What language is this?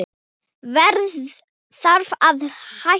Icelandic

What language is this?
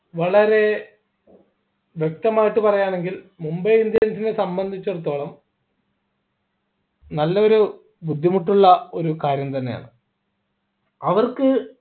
Malayalam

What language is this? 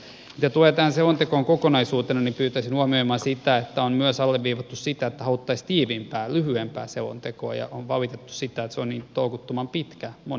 Finnish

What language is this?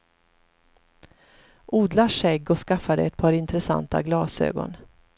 Swedish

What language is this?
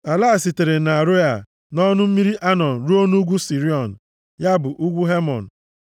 Igbo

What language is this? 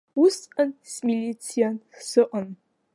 Abkhazian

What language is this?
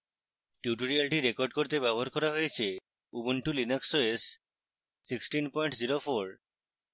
Bangla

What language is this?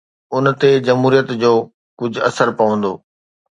Sindhi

